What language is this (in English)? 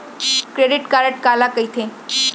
Chhattisgarhi